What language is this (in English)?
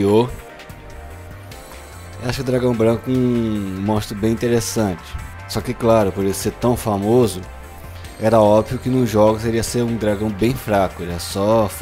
Portuguese